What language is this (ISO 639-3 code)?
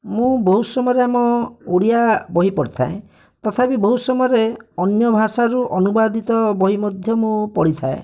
ori